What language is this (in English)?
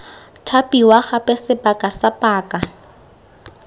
Tswana